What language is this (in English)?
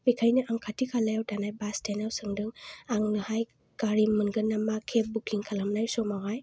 Bodo